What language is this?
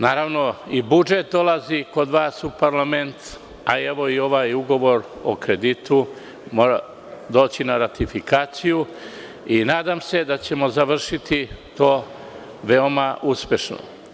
Serbian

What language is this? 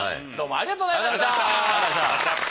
Japanese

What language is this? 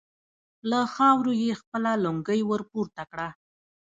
Pashto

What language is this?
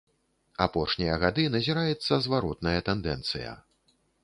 Belarusian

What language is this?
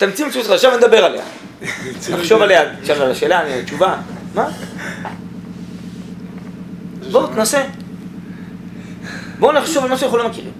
Hebrew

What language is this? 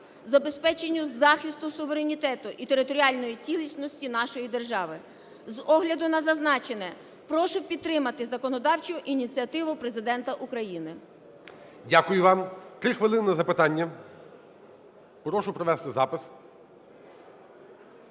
Ukrainian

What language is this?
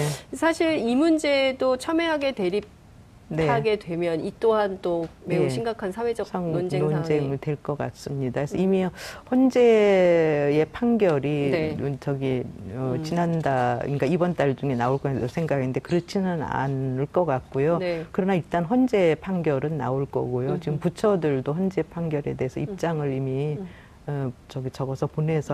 Korean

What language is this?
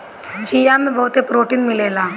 Bhojpuri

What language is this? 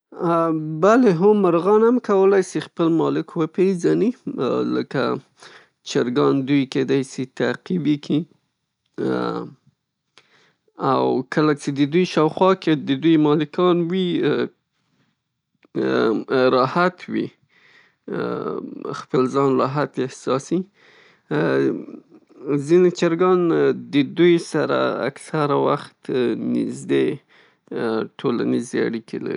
Pashto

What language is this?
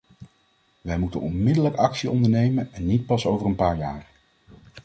Dutch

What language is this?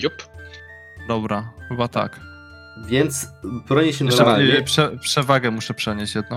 Polish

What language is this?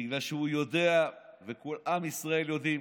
Hebrew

